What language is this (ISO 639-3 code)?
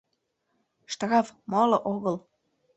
chm